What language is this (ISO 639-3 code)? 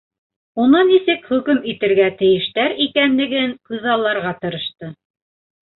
bak